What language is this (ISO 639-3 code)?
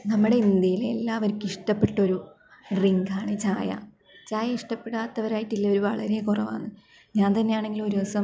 mal